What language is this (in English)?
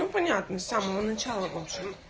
Russian